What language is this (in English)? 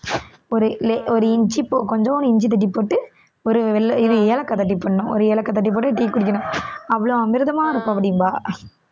Tamil